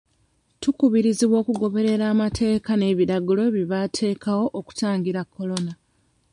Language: Ganda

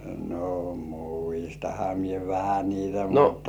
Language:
Finnish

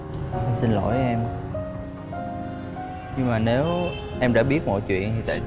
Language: Vietnamese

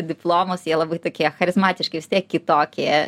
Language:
Lithuanian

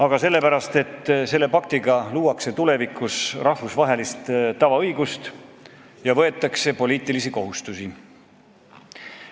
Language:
Estonian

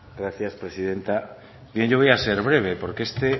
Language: Spanish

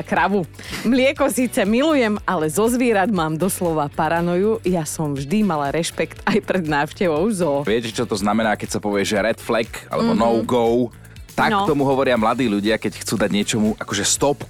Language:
Slovak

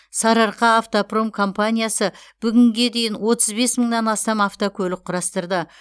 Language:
Kazakh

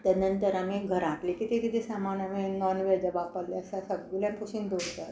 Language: Konkani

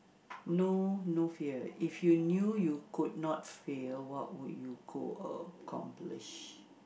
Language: English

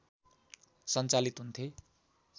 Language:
Nepali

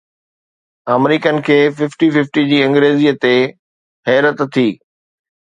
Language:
Sindhi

